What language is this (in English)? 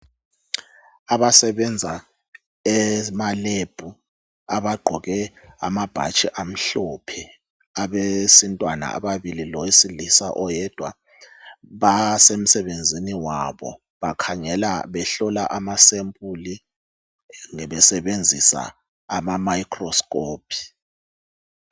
North Ndebele